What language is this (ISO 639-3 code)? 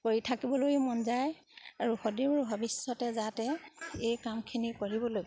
asm